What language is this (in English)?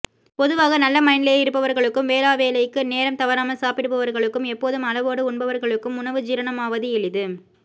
Tamil